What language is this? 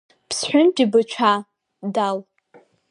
Abkhazian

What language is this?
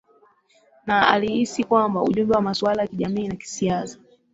Swahili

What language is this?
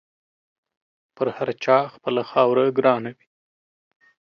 Pashto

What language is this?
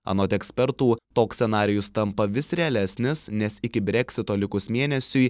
Lithuanian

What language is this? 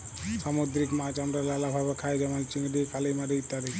Bangla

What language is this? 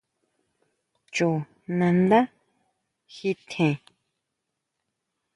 Huautla Mazatec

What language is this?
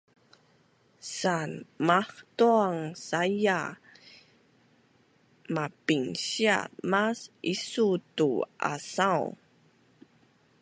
Bunun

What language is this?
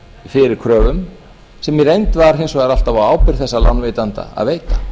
Icelandic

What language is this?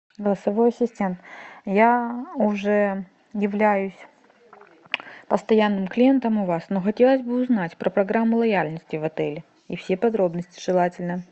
Russian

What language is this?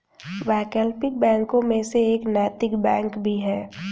Hindi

